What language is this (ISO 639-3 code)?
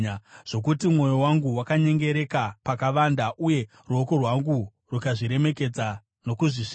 sna